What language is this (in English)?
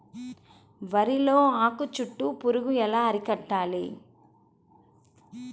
Telugu